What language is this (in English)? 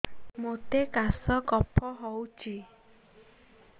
Odia